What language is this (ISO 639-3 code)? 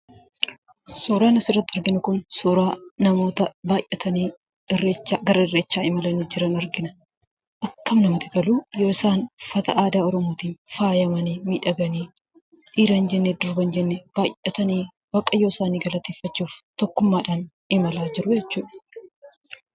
orm